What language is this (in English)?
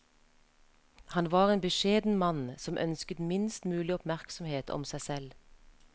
Norwegian